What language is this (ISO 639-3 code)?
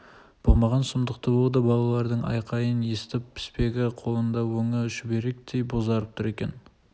kaz